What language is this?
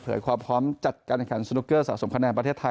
Thai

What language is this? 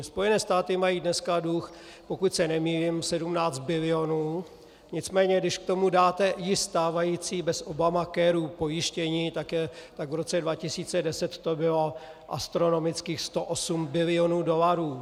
Czech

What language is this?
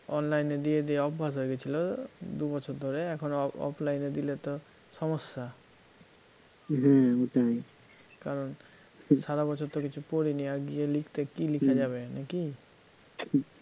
Bangla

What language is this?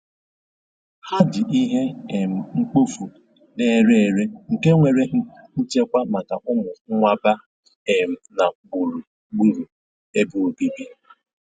Igbo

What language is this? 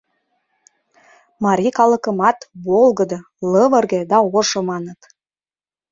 Mari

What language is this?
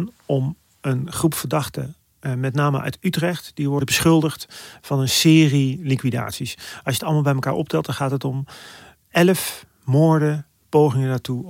Dutch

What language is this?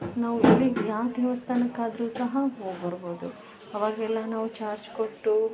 Kannada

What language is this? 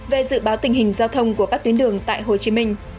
Vietnamese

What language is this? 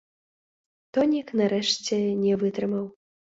Belarusian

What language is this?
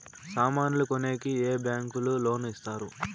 Telugu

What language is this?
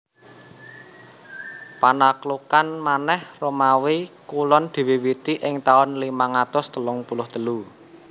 Javanese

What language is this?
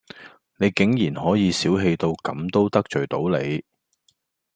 Cantonese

